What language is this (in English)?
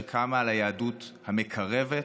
Hebrew